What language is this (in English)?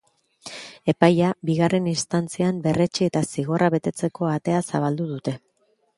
Basque